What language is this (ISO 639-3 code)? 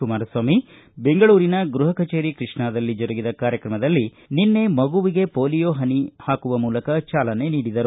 kan